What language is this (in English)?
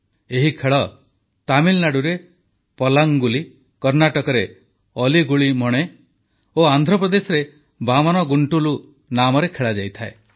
Odia